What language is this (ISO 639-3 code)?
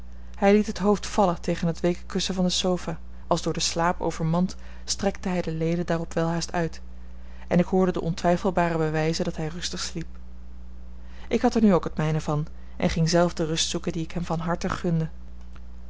nld